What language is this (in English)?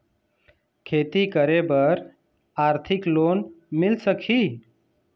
Chhattisgarhi